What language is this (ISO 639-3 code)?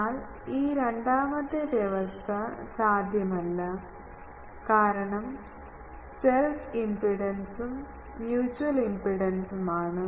mal